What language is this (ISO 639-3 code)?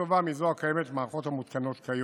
heb